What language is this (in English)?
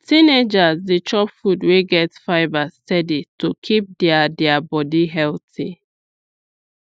Nigerian Pidgin